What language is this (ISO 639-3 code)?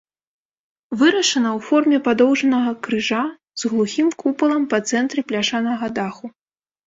bel